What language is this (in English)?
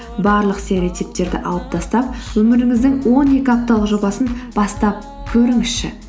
Kazakh